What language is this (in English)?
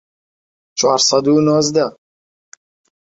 Central Kurdish